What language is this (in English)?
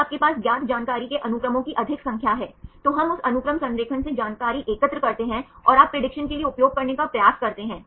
Hindi